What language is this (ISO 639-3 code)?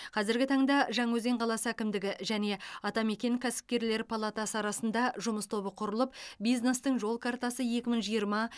kaz